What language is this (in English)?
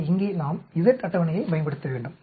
Tamil